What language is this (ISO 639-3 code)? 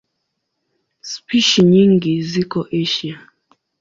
swa